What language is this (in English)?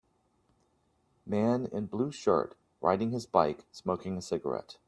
English